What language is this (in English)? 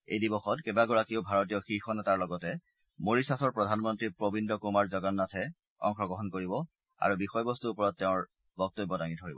Assamese